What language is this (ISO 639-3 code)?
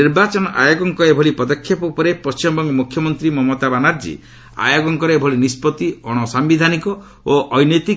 ori